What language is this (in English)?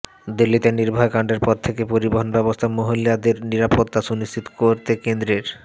Bangla